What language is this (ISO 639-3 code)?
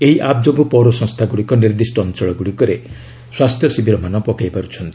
ori